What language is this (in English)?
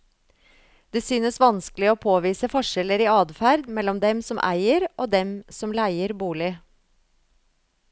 Norwegian